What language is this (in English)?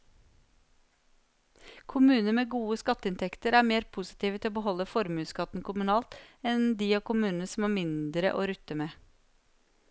Norwegian